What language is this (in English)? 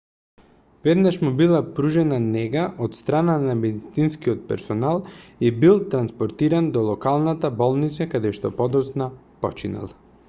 Macedonian